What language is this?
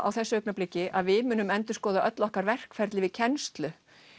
Icelandic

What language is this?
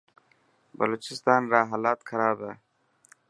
Dhatki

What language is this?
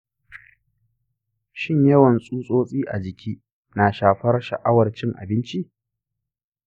Hausa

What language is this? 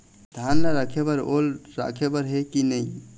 Chhattisgarhi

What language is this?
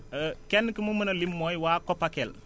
Wolof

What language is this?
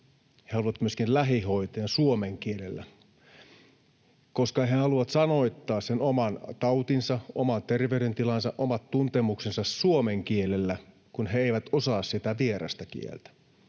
Finnish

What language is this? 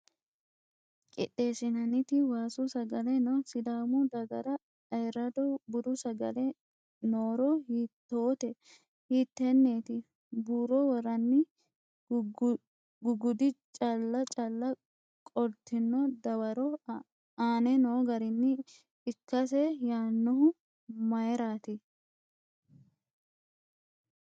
Sidamo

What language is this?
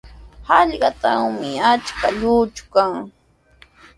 Sihuas Ancash Quechua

